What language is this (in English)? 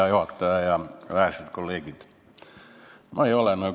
Estonian